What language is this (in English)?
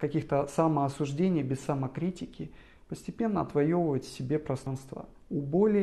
Russian